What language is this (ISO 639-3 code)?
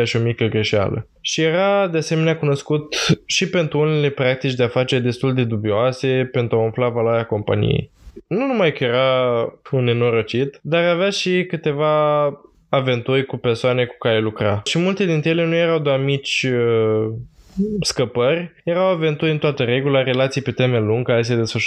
ron